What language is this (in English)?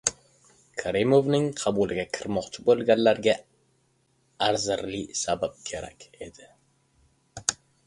Uzbek